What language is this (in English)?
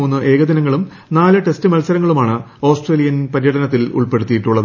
Malayalam